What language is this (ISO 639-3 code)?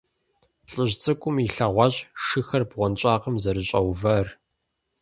kbd